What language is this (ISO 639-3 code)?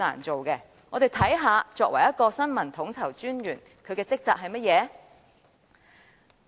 yue